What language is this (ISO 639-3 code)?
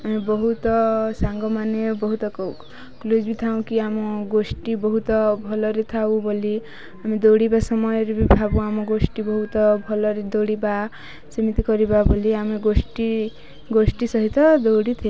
ori